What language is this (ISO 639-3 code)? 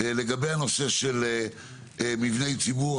heb